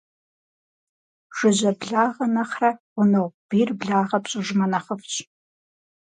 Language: Kabardian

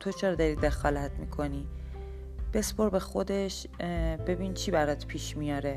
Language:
Persian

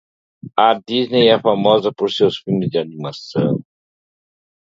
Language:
Portuguese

